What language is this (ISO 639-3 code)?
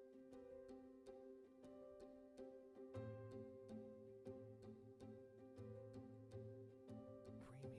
tur